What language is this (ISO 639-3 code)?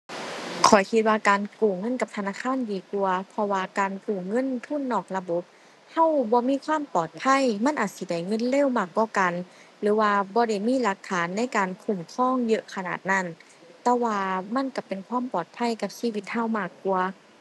tha